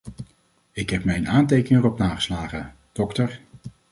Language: Dutch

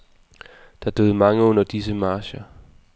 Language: Danish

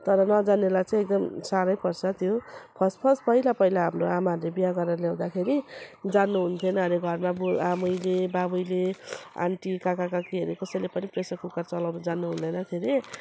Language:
Nepali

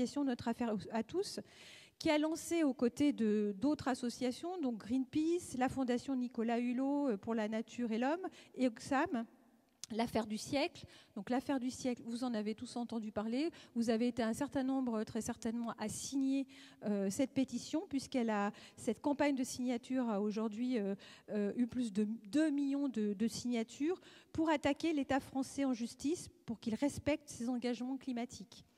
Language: French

